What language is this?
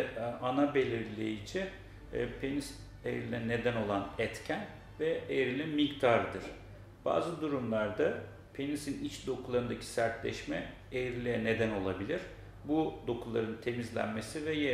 Turkish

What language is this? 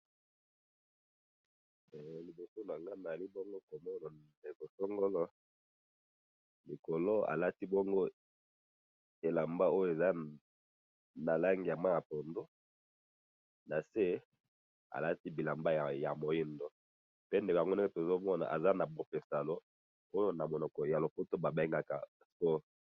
Lingala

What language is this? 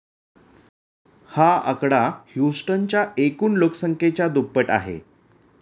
Marathi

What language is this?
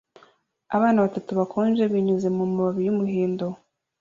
Kinyarwanda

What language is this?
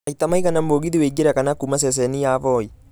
Kikuyu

